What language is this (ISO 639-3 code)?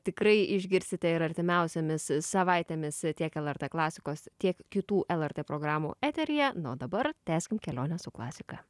lit